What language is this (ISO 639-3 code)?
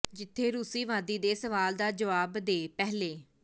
pan